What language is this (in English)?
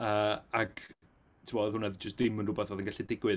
Welsh